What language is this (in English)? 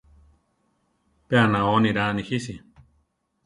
Central Tarahumara